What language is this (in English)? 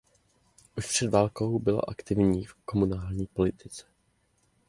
Czech